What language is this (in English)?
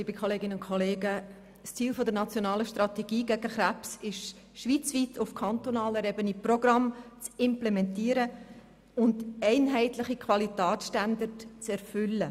Swiss German